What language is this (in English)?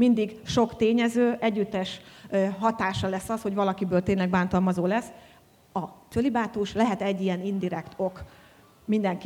Hungarian